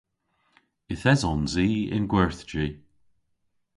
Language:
Cornish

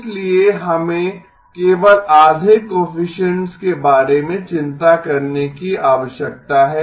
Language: Hindi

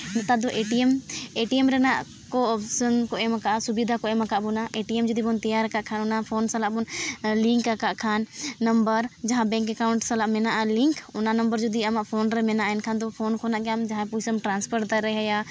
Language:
Santali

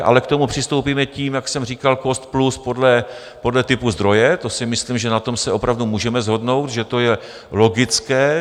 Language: Czech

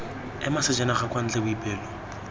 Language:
Tswana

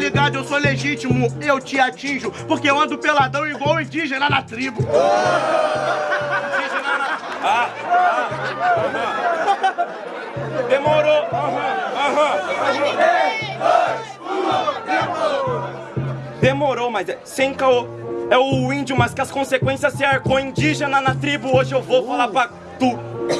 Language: Portuguese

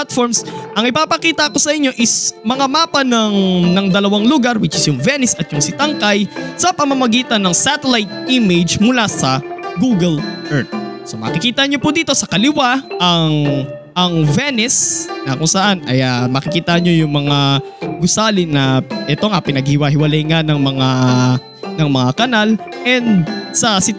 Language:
Filipino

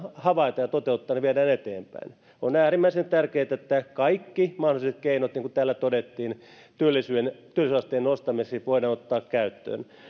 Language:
Finnish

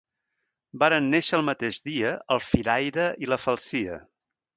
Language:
Catalan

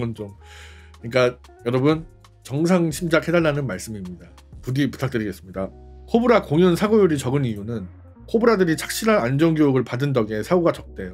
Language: Korean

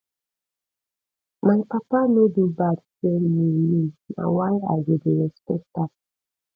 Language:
Nigerian Pidgin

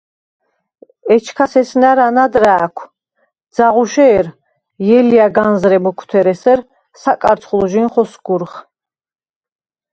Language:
Svan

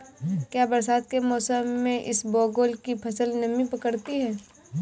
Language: Hindi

